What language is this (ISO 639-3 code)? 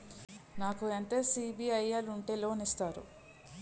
tel